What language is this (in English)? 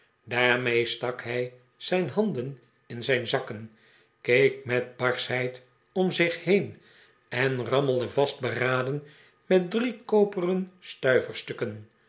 Dutch